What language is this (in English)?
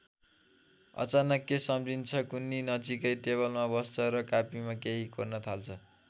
Nepali